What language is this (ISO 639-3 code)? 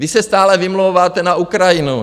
ces